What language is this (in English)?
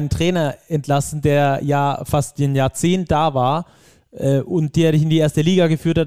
German